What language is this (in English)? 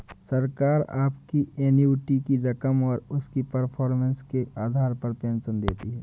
Hindi